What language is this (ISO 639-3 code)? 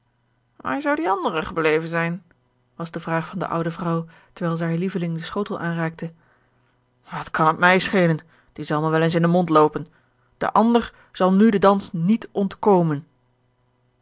nld